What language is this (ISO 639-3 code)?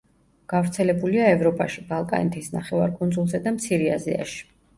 kat